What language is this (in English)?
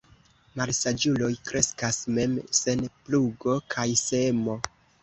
Esperanto